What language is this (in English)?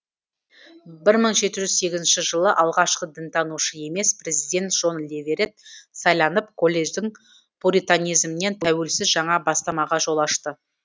Kazakh